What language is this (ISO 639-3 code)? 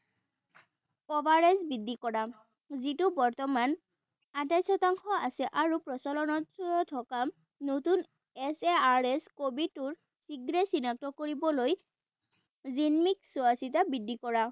asm